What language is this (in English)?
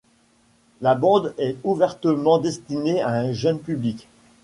French